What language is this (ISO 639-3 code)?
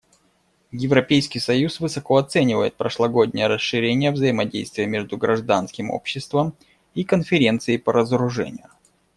rus